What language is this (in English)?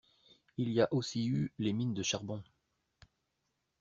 French